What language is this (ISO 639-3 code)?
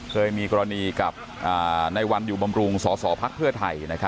tha